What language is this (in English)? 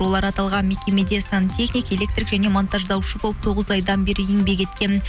Kazakh